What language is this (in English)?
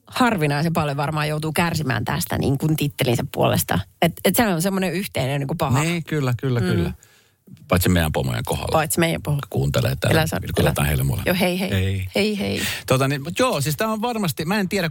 Finnish